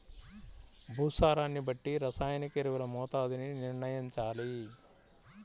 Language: Telugu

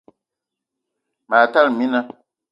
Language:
Eton (Cameroon)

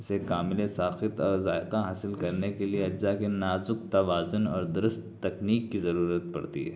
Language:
Urdu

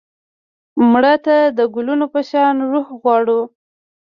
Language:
Pashto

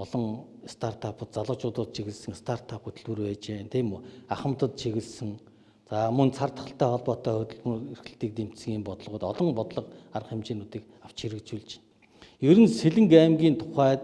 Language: Korean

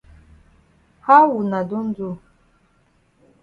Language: Cameroon Pidgin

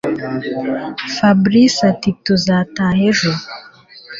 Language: Kinyarwanda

